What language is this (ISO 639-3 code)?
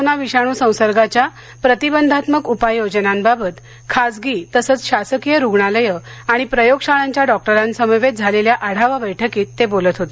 mar